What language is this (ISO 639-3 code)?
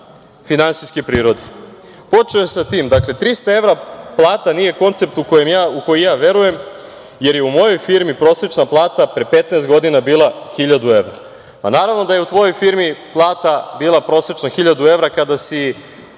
srp